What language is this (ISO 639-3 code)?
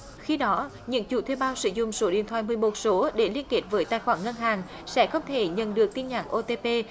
vie